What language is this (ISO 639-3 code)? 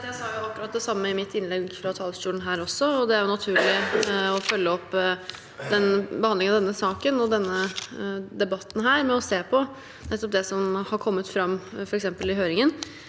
nor